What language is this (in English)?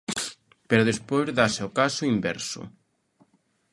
Galician